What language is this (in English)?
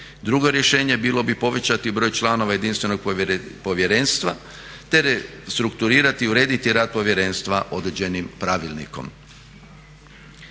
Croatian